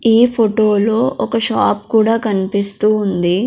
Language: Telugu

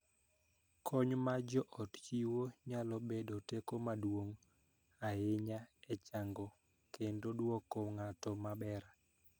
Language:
Luo (Kenya and Tanzania)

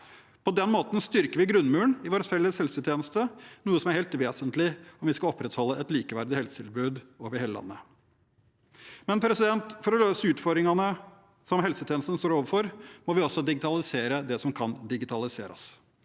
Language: Norwegian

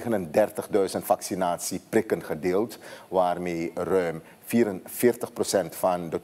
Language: Dutch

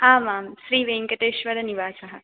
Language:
Sanskrit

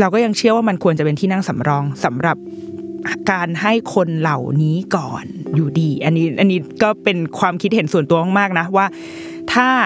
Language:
Thai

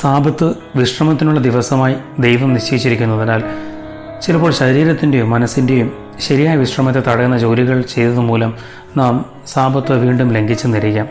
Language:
Malayalam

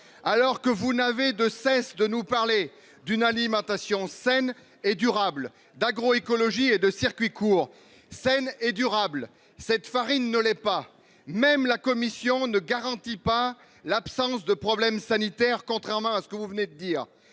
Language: French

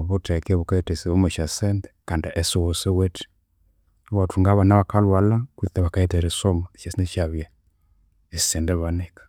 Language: Konzo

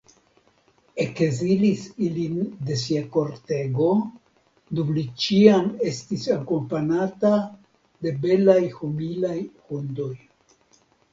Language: Esperanto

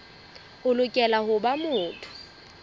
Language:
Southern Sotho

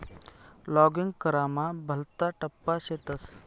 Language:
Marathi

